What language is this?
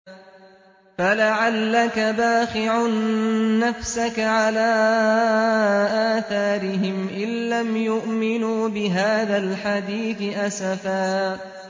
Arabic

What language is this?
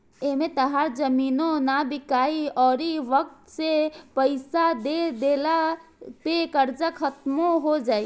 Bhojpuri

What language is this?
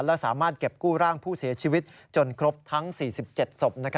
Thai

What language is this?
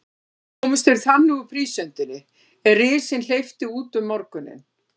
Icelandic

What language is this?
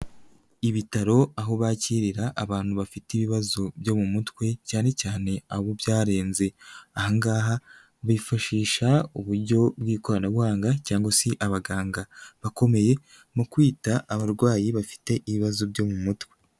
Kinyarwanda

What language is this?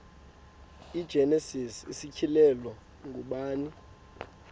Xhosa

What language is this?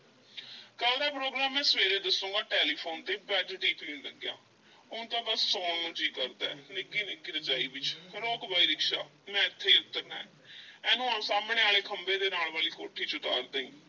Punjabi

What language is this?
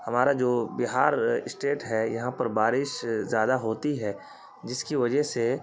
Urdu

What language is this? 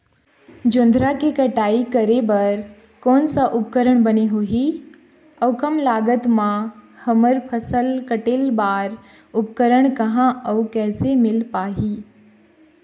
Chhattisgarhi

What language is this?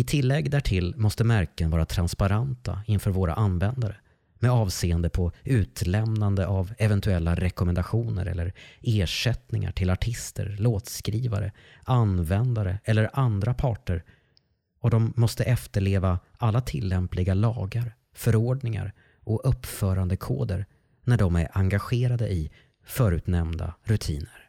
Swedish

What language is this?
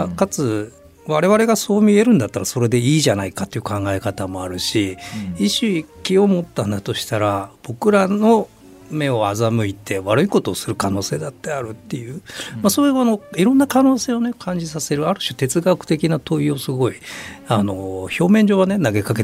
Japanese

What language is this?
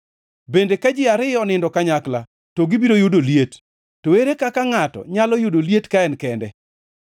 Luo (Kenya and Tanzania)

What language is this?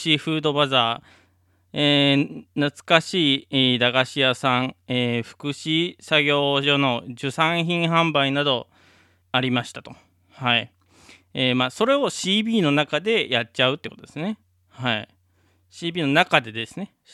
Japanese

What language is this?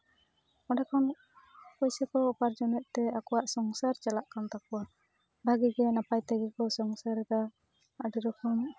Santali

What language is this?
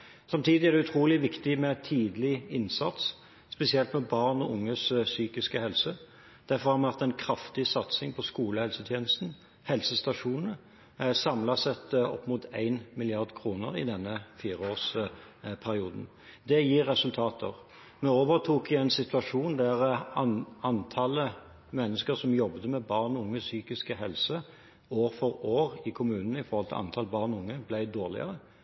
Norwegian Bokmål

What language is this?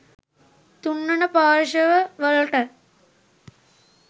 Sinhala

